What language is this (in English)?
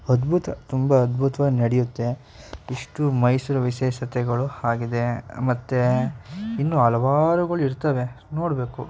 Kannada